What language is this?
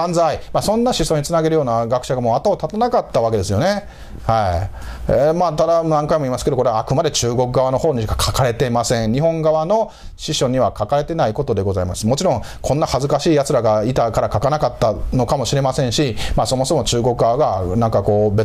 Japanese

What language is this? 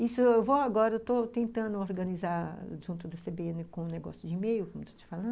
Portuguese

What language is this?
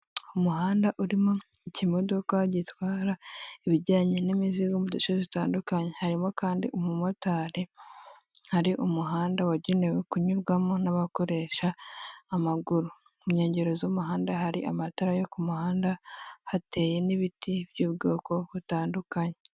Kinyarwanda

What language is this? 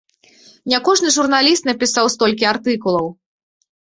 Belarusian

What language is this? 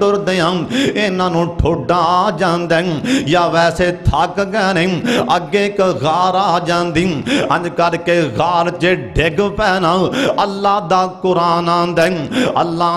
Hindi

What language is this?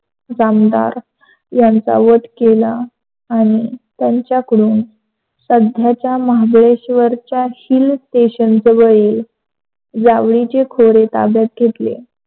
Marathi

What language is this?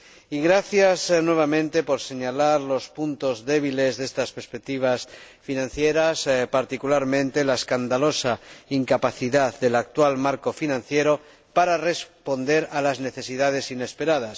Spanish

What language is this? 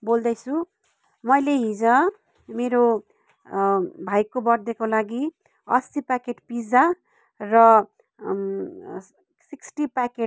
Nepali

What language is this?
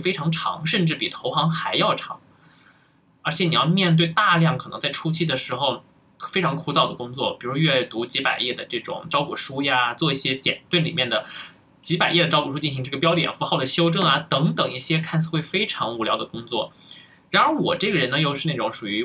Chinese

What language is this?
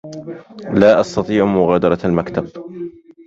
Arabic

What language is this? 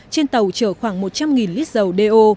Vietnamese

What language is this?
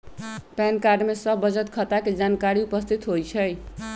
Magahi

